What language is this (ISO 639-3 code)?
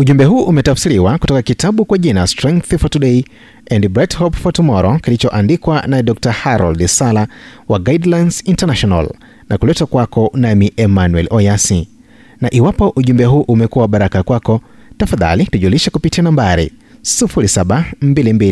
swa